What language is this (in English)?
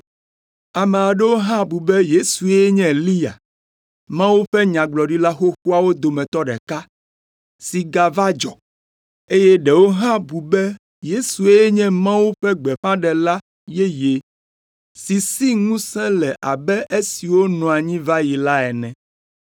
Ewe